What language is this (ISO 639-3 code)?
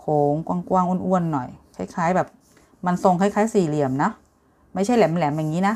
tha